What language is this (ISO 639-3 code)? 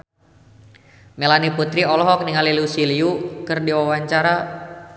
sun